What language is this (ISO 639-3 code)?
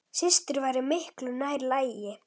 isl